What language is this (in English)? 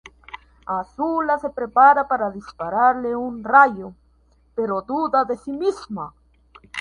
Spanish